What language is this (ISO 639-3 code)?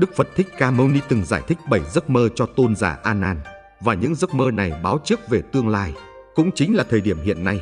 vie